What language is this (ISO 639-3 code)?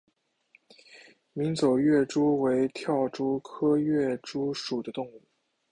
zho